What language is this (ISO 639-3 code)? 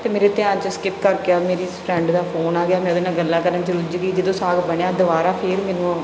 pan